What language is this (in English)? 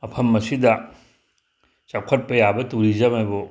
Manipuri